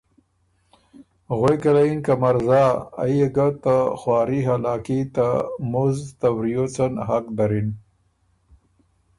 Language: Ormuri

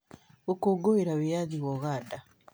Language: Kikuyu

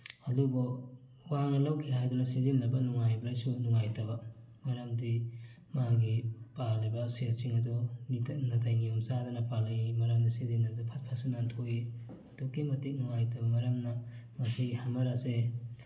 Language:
Manipuri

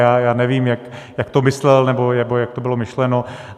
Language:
Czech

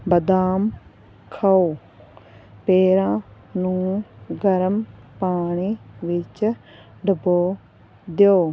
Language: Punjabi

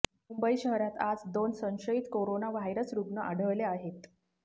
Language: Marathi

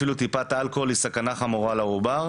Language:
Hebrew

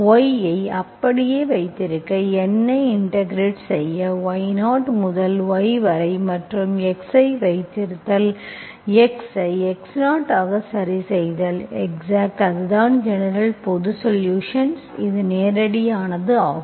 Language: Tamil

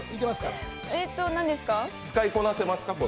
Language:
Japanese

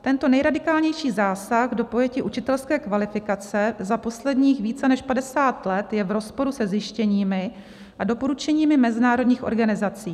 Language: Czech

